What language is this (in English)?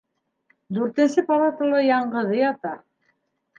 Bashkir